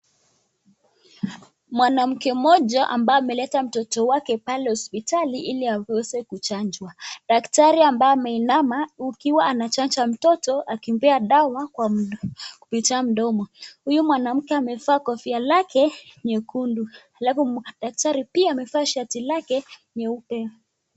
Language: Swahili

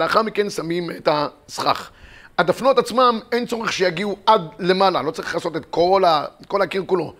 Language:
Hebrew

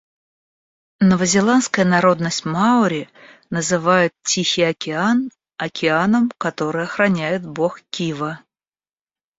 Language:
Russian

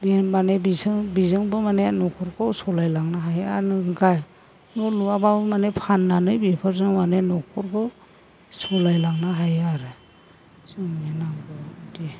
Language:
Bodo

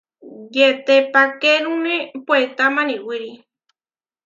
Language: Huarijio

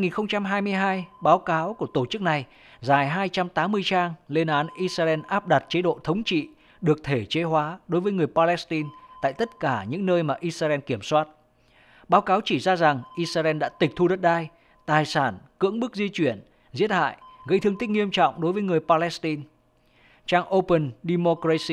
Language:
Vietnamese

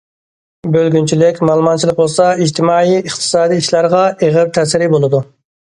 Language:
Uyghur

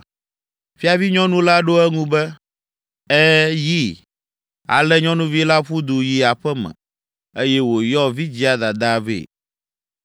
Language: Ewe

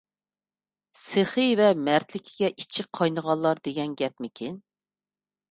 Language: Uyghur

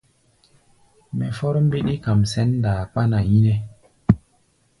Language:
Gbaya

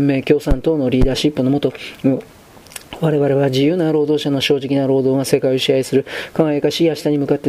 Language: Japanese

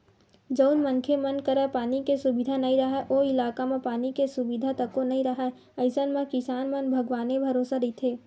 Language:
Chhattisgarhi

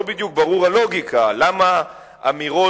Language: Hebrew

